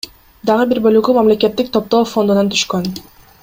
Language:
Kyrgyz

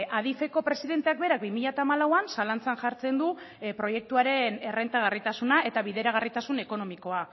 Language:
Basque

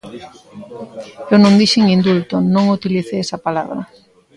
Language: Galician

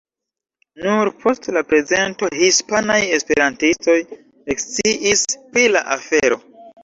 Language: Esperanto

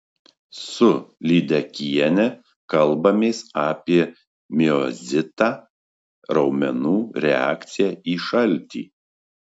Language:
Lithuanian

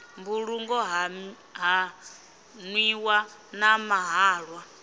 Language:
Venda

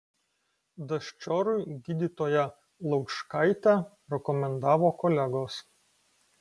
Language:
Lithuanian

